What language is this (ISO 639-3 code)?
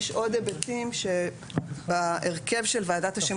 heb